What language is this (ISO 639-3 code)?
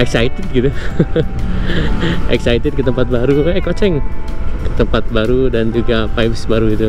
ind